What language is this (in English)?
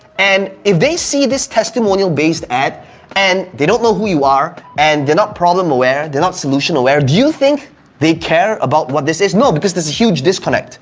English